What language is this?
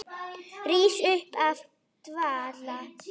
Icelandic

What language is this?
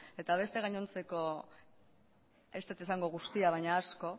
Basque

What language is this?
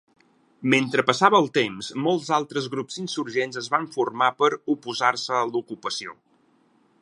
Catalan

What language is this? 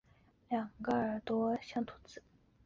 Chinese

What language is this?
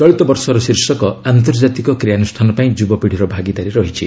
Odia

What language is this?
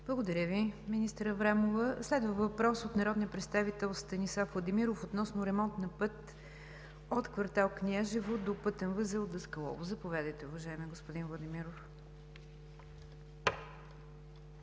Bulgarian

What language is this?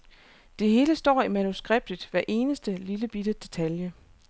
Danish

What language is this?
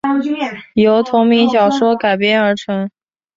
Chinese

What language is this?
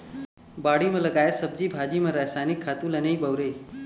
Chhattisgarhi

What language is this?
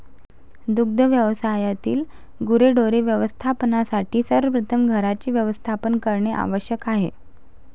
Marathi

